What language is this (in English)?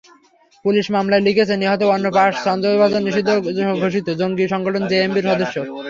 Bangla